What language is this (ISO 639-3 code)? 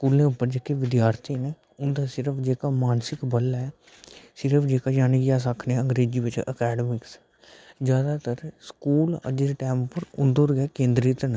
doi